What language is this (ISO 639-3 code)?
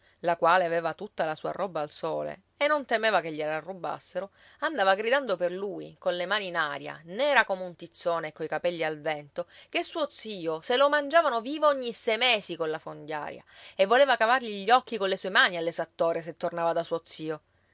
ita